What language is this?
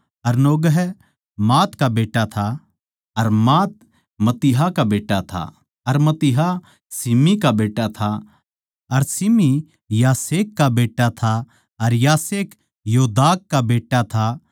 Haryanvi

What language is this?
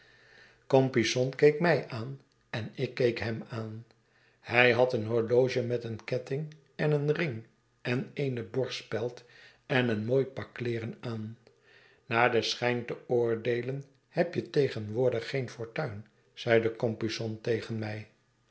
Dutch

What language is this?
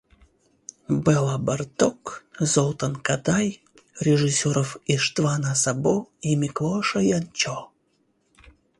Russian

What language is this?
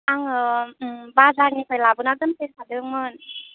Bodo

